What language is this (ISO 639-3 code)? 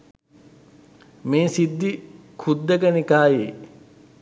sin